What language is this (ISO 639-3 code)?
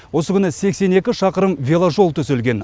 kaz